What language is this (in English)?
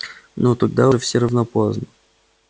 Russian